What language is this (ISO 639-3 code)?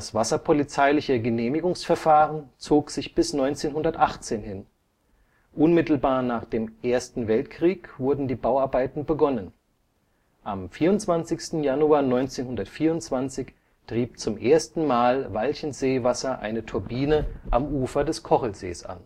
deu